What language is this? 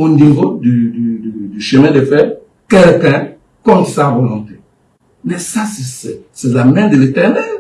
French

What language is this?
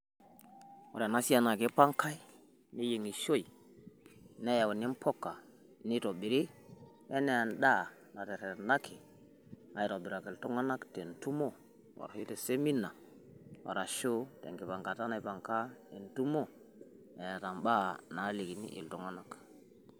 Masai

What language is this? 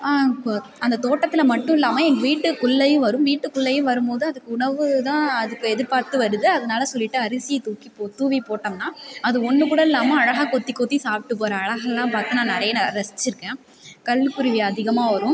Tamil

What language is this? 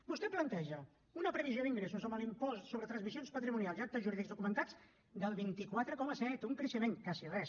Catalan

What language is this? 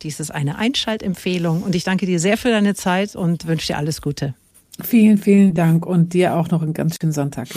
German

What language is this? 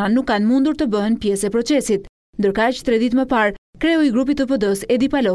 Dutch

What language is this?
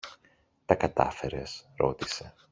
Greek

